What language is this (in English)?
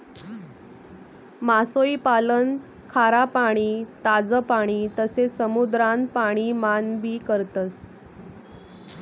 Marathi